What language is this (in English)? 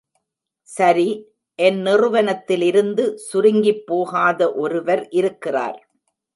Tamil